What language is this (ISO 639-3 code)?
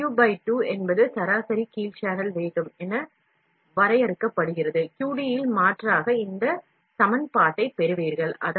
tam